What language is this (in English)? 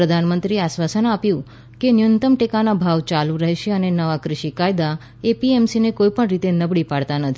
Gujarati